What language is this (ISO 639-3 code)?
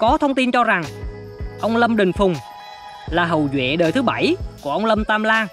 vie